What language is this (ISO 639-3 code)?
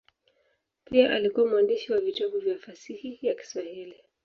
swa